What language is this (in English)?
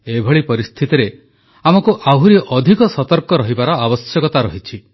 Odia